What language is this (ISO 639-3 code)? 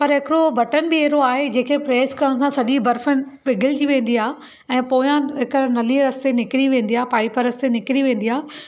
snd